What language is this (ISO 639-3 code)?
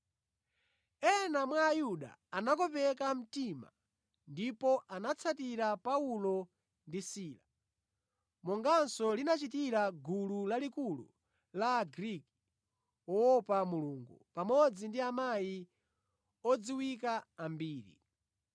nya